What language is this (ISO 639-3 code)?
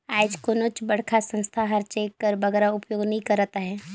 hne